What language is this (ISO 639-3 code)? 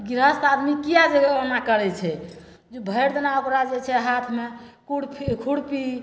mai